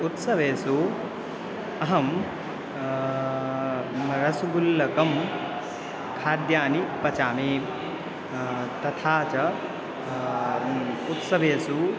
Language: Sanskrit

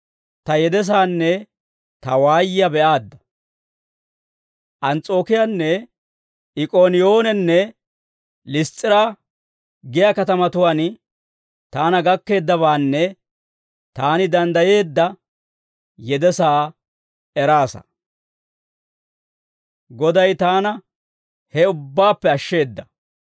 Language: Dawro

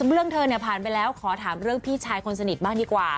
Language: Thai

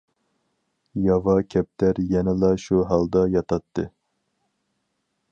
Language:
Uyghur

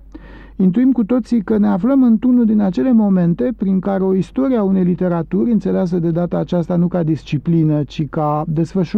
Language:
Romanian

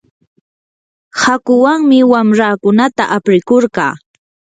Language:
Yanahuanca Pasco Quechua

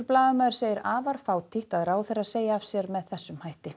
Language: Icelandic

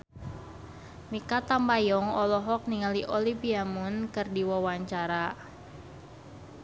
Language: Sundanese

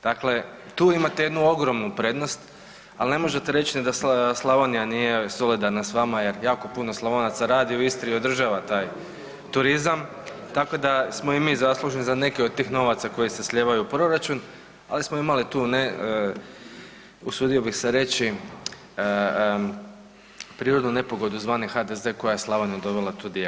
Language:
Croatian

